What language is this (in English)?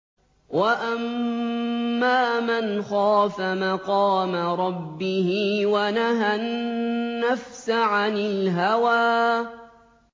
Arabic